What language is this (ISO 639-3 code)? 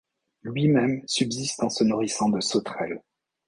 fra